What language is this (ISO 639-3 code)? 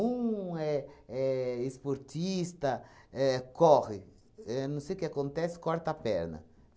por